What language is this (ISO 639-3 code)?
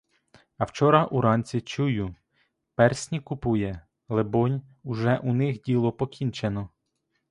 ukr